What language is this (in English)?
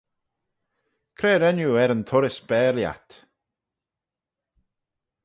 Manx